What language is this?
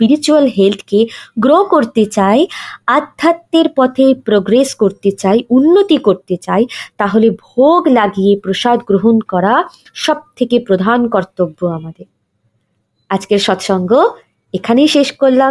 Bangla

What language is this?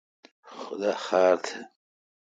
Kalkoti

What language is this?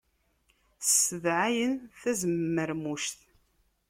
Kabyle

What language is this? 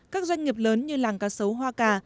Vietnamese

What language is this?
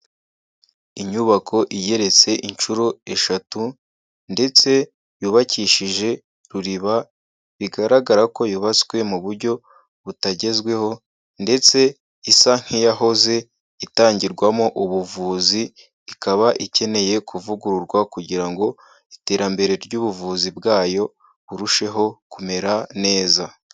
Kinyarwanda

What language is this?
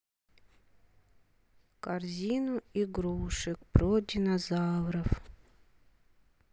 Russian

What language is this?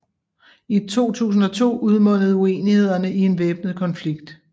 Danish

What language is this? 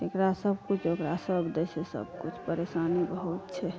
Maithili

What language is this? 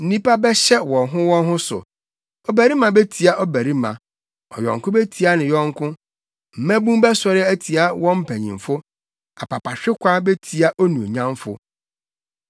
Akan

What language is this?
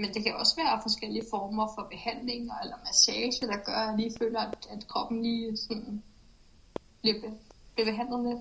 Danish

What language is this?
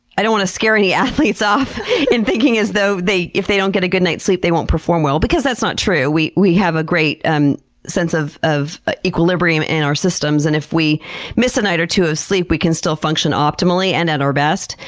English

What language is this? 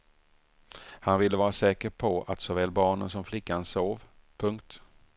Swedish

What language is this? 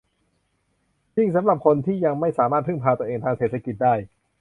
Thai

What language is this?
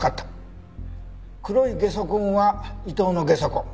Japanese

